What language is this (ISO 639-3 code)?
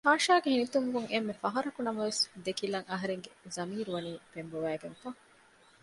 div